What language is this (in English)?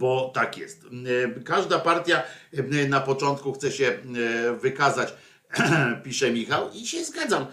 Polish